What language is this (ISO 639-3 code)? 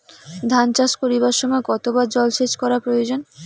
ben